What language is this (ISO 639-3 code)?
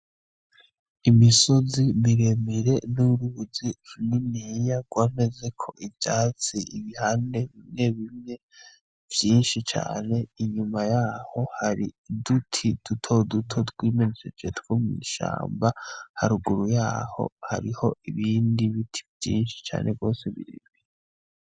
run